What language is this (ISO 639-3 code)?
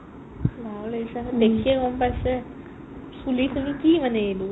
asm